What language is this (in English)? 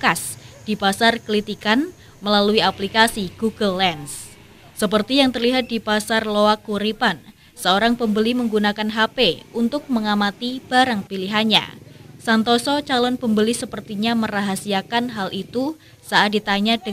Indonesian